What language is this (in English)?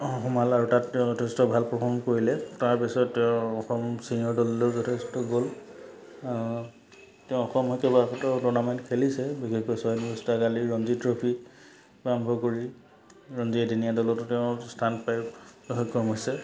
Assamese